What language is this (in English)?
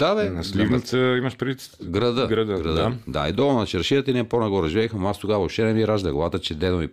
Bulgarian